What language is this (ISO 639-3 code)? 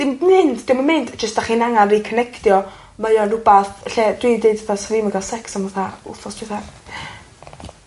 cym